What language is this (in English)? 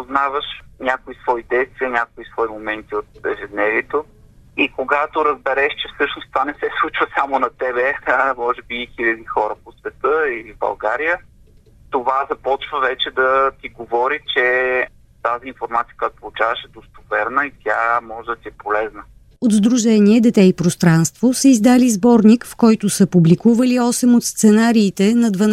Bulgarian